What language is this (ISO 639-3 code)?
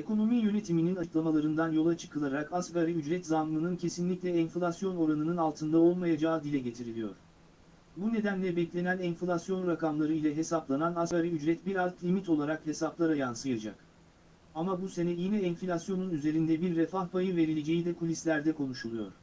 tur